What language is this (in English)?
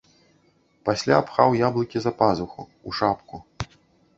Belarusian